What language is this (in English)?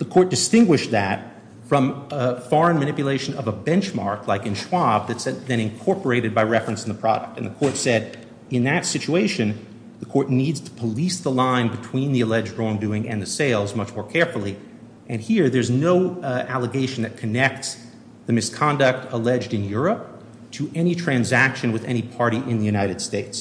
English